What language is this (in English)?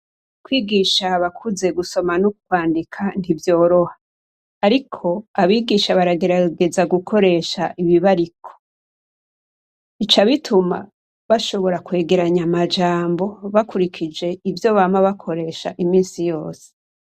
Rundi